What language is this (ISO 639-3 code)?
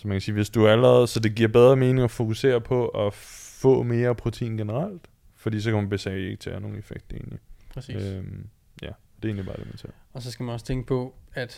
dan